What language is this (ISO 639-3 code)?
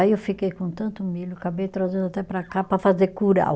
por